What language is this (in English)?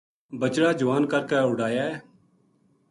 Gujari